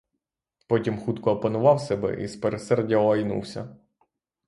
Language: Ukrainian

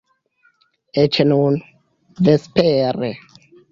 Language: Esperanto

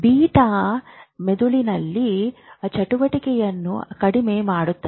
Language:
Kannada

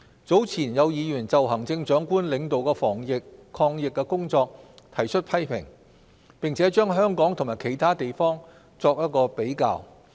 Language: Cantonese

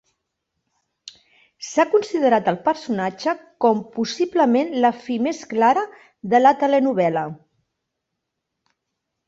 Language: Catalan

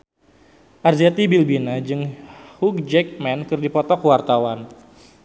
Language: Sundanese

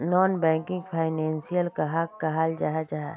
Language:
Magahi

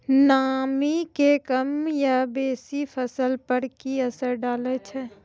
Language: Maithili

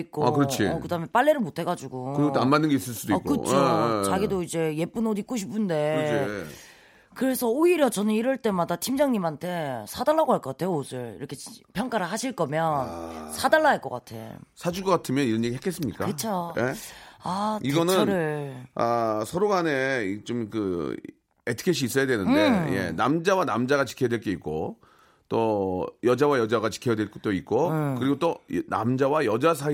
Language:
Korean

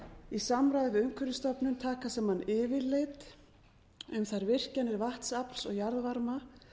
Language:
Icelandic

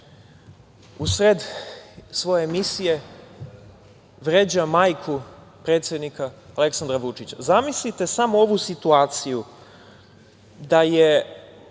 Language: Serbian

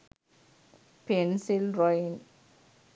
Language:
Sinhala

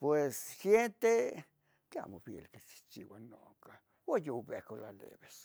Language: Tetelcingo Nahuatl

